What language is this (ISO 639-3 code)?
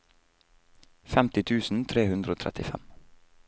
nor